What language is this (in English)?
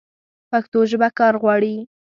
Pashto